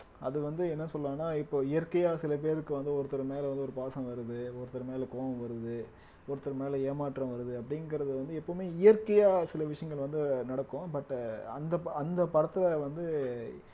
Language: Tamil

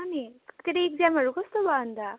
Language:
Nepali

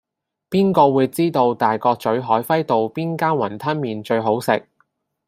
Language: Cantonese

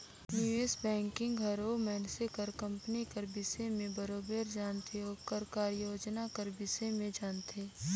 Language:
Chhattisgarhi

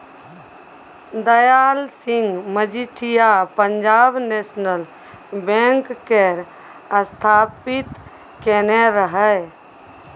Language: Maithili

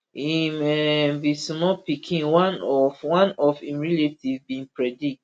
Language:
Nigerian Pidgin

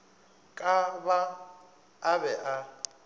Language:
Northern Sotho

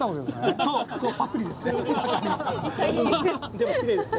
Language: Japanese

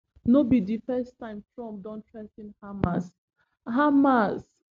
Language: Nigerian Pidgin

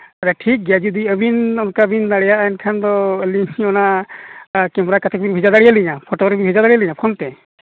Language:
Santali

